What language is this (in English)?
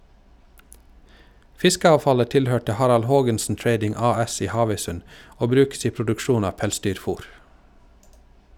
Norwegian